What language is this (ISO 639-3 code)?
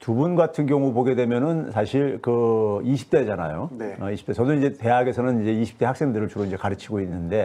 kor